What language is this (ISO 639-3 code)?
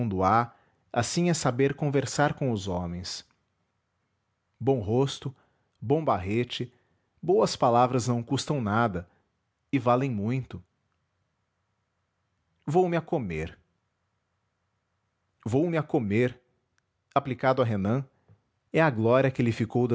por